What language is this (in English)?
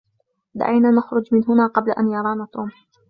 Arabic